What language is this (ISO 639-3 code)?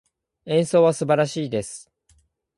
jpn